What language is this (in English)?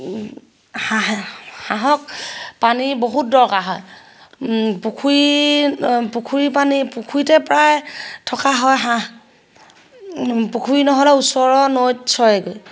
Assamese